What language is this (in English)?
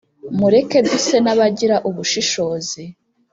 Kinyarwanda